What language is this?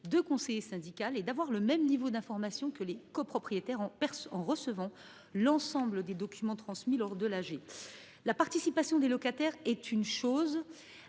French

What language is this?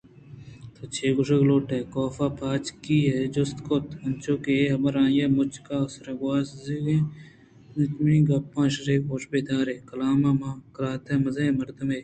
Eastern Balochi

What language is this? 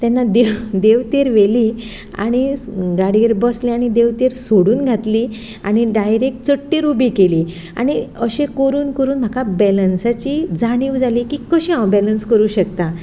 Konkani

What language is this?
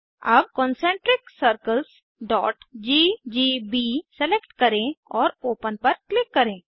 Hindi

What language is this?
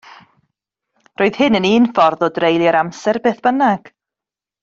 Welsh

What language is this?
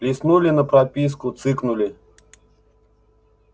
Russian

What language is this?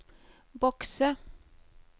Norwegian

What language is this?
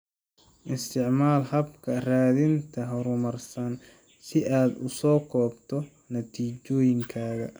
Somali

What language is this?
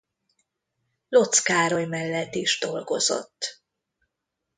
Hungarian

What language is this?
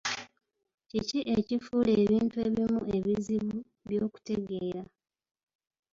Ganda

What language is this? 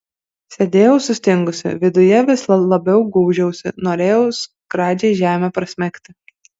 Lithuanian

